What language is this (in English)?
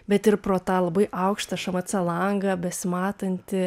Lithuanian